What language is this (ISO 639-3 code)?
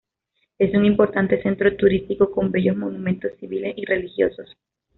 spa